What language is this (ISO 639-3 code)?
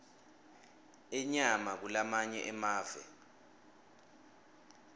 ssw